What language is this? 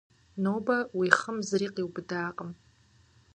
Kabardian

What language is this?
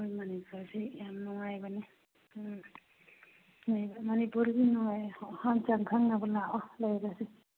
Manipuri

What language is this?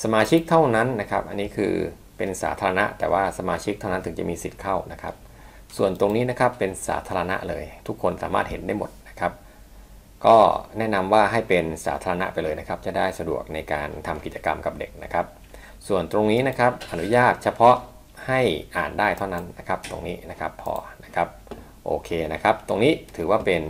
Thai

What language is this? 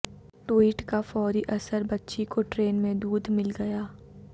Urdu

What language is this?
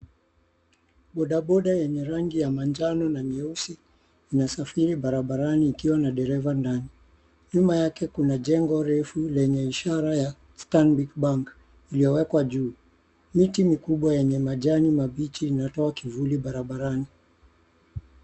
Swahili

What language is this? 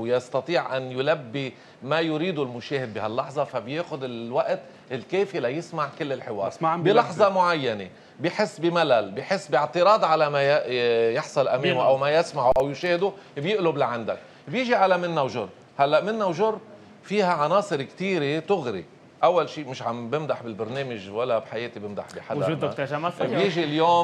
Arabic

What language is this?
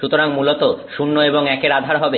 Bangla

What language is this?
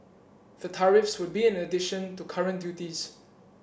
English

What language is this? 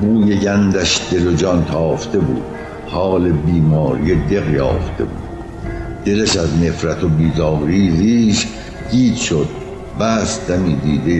Persian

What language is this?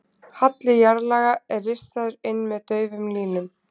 Icelandic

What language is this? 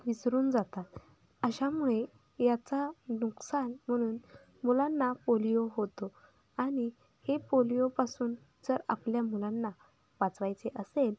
Marathi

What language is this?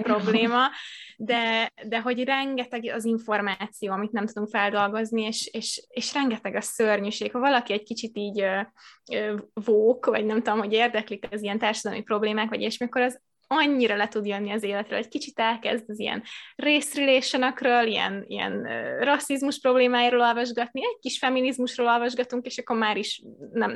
Hungarian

